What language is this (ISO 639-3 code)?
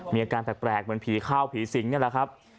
tha